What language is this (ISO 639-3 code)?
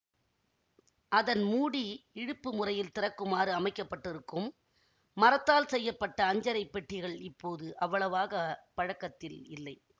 tam